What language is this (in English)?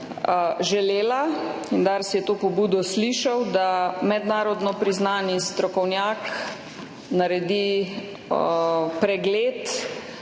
Slovenian